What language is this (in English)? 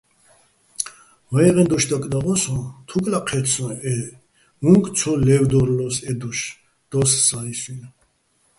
Bats